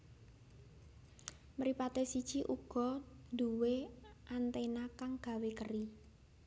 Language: Javanese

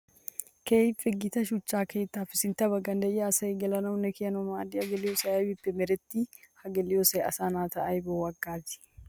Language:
Wolaytta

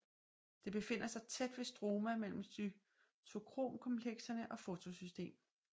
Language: Danish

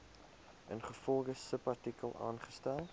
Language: Afrikaans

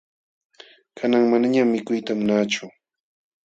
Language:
Jauja Wanca Quechua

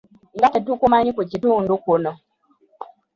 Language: Ganda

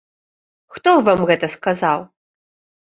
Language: Belarusian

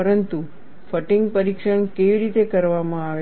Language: Gujarati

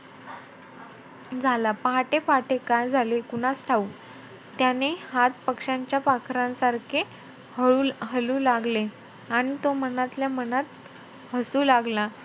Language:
Marathi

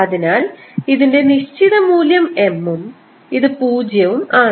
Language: Malayalam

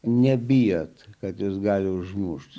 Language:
Lithuanian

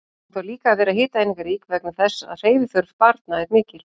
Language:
Icelandic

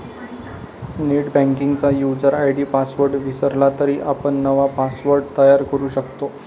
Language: Marathi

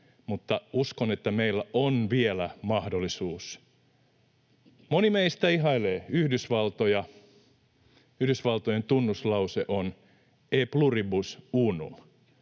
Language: Finnish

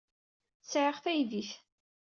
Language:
Kabyle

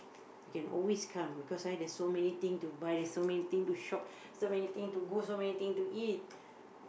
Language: English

